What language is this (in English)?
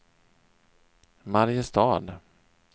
Swedish